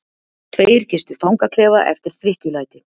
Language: Icelandic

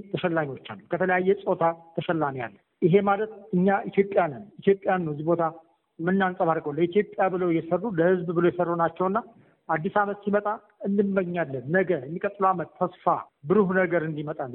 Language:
Amharic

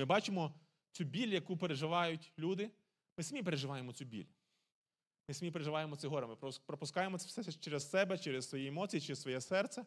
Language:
Ukrainian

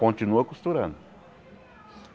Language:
Portuguese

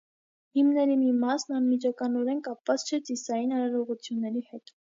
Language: Armenian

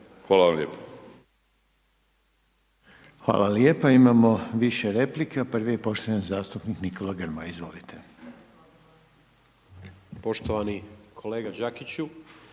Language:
Croatian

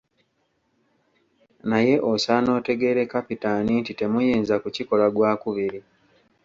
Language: Ganda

